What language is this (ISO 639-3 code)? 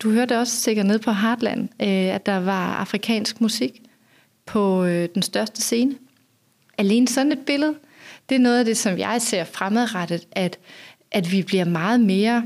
dan